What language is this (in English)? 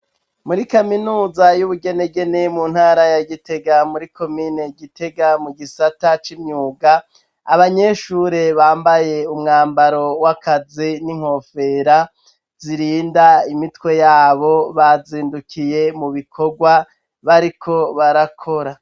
Rundi